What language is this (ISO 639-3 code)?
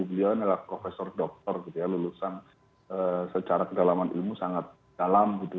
ind